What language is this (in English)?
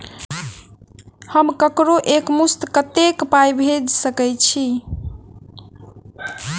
Maithili